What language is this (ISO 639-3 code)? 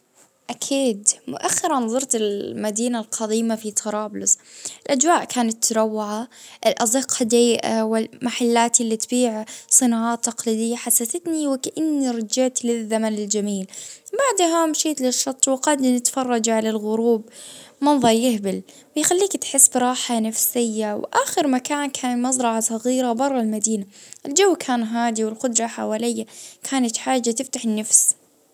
ayl